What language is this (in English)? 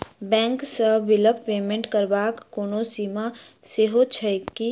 Maithili